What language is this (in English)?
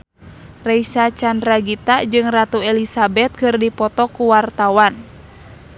Sundanese